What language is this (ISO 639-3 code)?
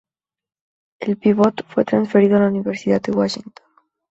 spa